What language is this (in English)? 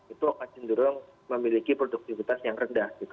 Indonesian